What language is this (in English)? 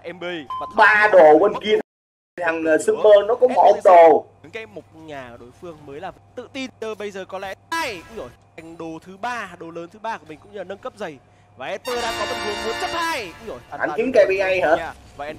Vietnamese